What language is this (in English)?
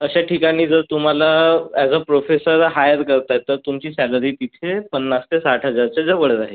Marathi